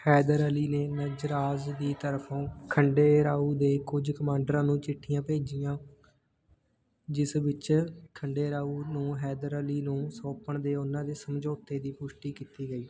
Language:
Punjabi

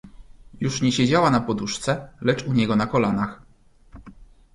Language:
Polish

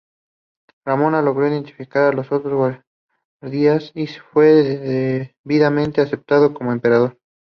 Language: Spanish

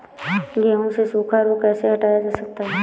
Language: Hindi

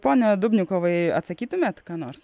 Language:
Lithuanian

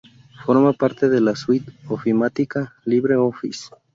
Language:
Spanish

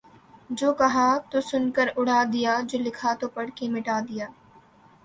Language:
Urdu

